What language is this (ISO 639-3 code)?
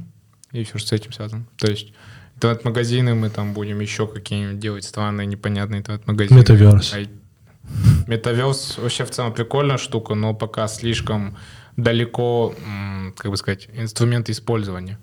rus